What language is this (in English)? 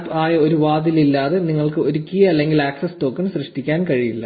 Malayalam